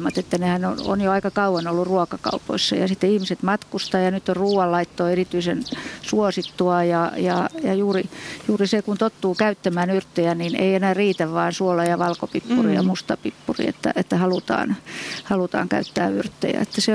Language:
Finnish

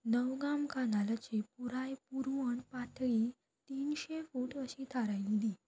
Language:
Konkani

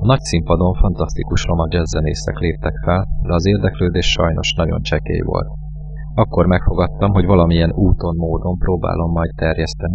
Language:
Hungarian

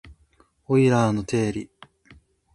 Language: Japanese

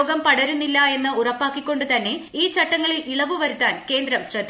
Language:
Malayalam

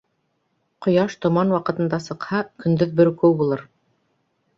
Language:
Bashkir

